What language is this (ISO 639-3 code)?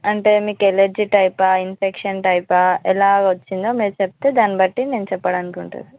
tel